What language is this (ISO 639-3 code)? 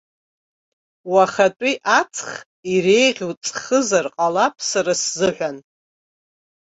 abk